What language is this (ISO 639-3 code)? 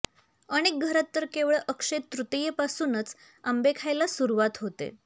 mar